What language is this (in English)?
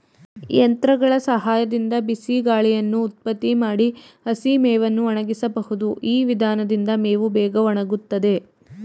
Kannada